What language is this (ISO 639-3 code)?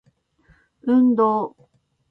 jpn